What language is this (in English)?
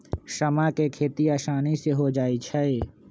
Magahi